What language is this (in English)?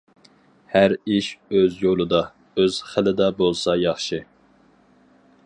Uyghur